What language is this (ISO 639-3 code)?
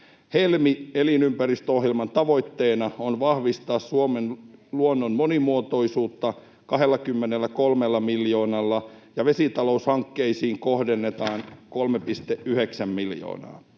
fin